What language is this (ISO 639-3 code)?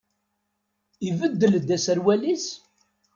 kab